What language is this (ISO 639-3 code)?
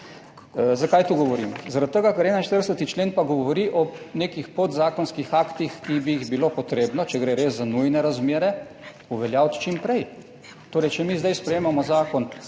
slv